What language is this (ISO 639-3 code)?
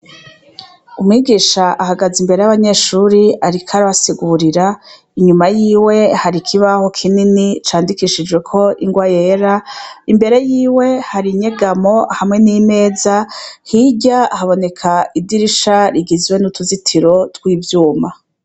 run